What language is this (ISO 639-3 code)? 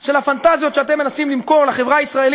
heb